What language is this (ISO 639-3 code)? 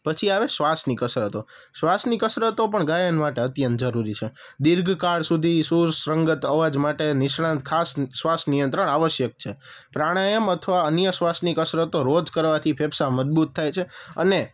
guj